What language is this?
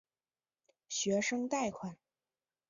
Chinese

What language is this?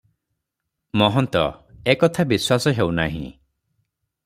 Odia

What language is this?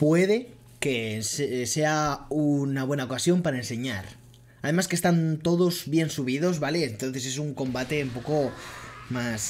Spanish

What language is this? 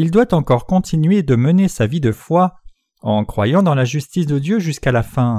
French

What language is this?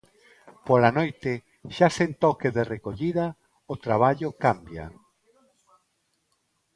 Galician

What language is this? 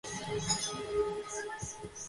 Georgian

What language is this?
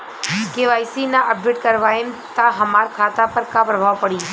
Bhojpuri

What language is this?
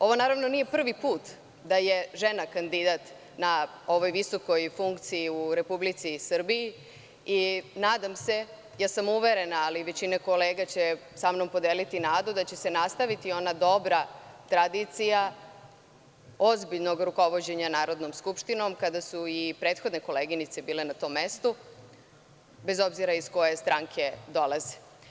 Serbian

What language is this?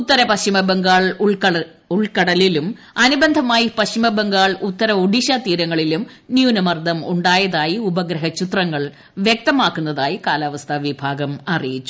Malayalam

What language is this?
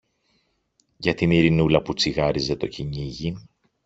Greek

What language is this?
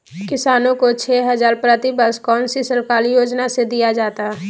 Magahi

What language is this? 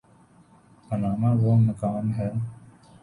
Urdu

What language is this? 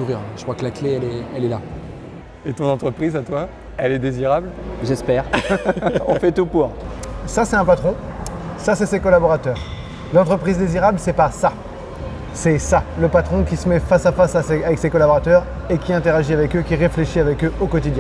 French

